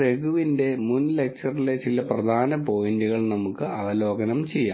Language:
Malayalam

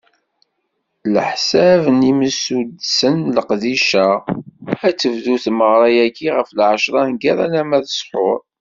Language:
Kabyle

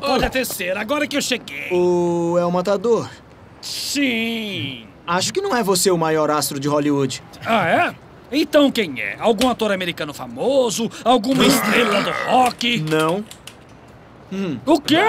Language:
Portuguese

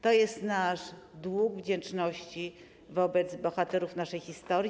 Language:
Polish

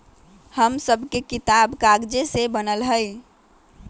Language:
Magahi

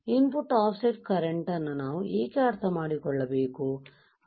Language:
Kannada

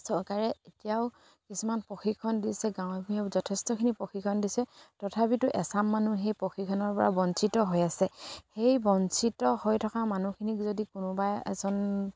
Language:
Assamese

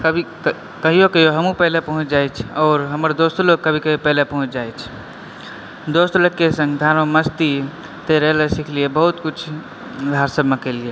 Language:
Maithili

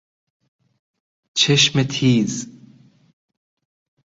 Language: Persian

